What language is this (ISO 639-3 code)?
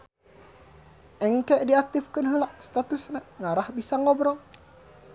sun